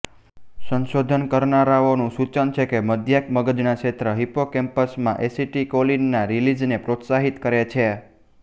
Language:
Gujarati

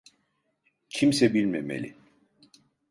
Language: Turkish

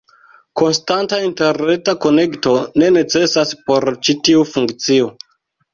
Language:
Esperanto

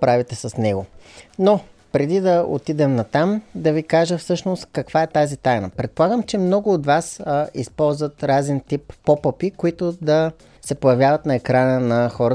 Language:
Bulgarian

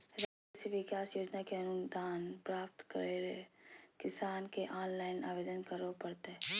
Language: Magahi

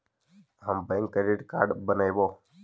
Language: Magahi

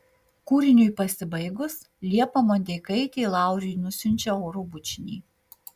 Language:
Lithuanian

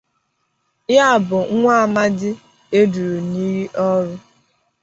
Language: Igbo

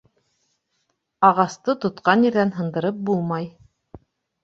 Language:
Bashkir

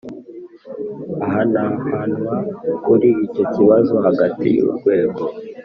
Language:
Kinyarwanda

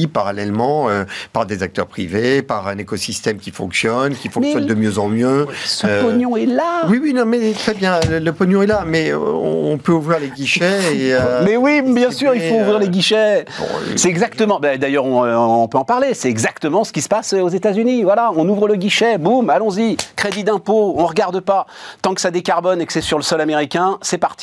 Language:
French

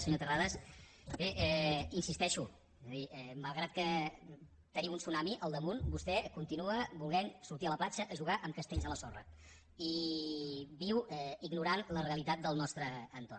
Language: Catalan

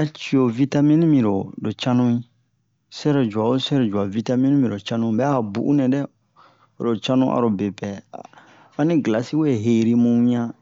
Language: Bomu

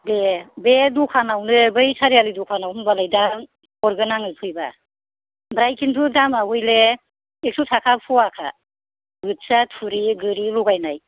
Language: Bodo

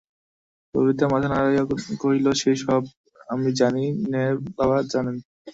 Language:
Bangla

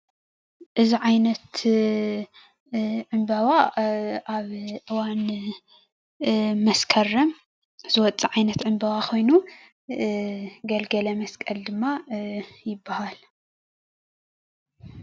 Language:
Tigrinya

